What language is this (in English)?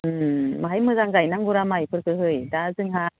Bodo